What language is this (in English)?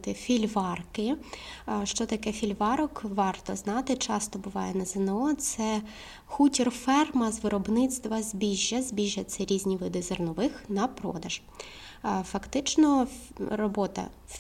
Ukrainian